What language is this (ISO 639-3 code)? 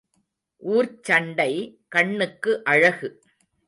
tam